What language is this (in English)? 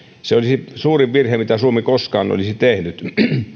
Finnish